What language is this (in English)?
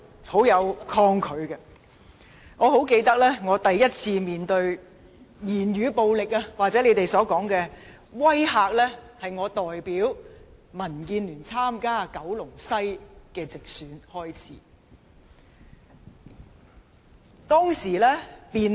Cantonese